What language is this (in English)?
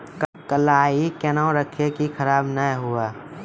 Maithili